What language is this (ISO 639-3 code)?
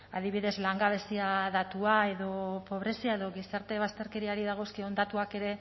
eus